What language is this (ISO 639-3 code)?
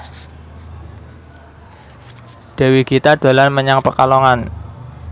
jav